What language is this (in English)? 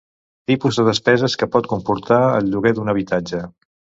Catalan